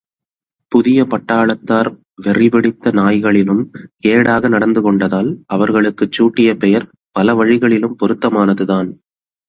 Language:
Tamil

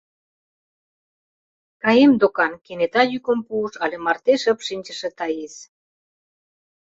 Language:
Mari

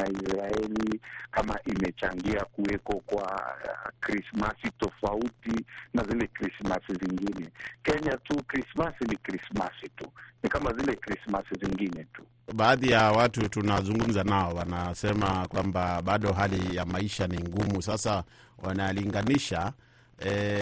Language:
Swahili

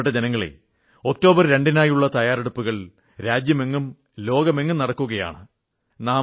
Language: Malayalam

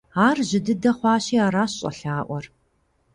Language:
Kabardian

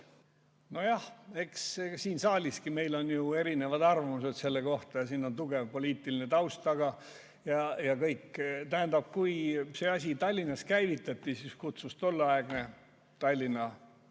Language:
Estonian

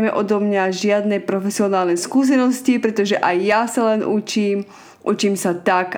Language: Slovak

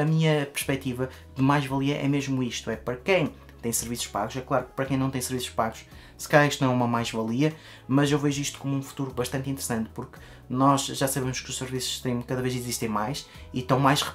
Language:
Portuguese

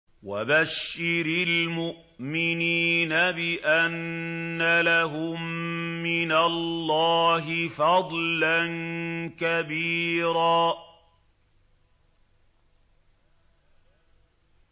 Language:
Arabic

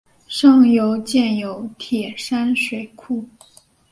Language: Chinese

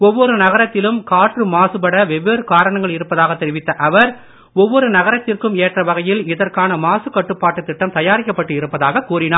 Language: Tamil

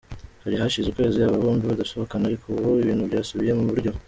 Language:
Kinyarwanda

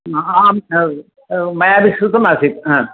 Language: Sanskrit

